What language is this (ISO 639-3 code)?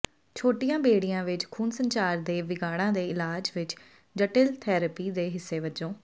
pan